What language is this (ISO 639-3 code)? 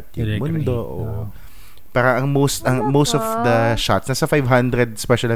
fil